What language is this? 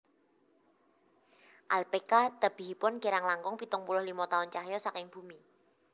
Javanese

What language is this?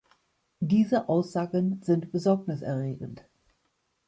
German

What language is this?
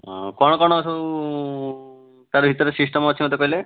Odia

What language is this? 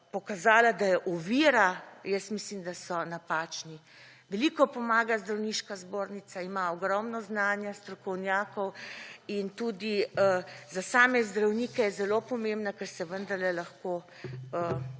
Slovenian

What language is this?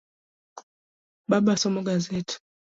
Luo (Kenya and Tanzania)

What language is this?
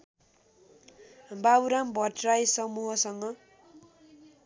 Nepali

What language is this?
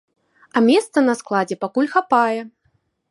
Belarusian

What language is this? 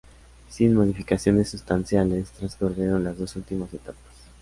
Spanish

